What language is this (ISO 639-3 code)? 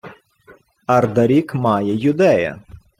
ukr